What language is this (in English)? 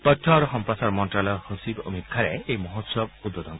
Assamese